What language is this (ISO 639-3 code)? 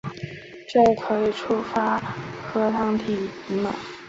zho